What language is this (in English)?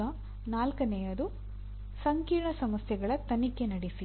Kannada